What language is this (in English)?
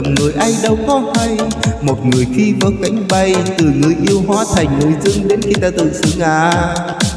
Vietnamese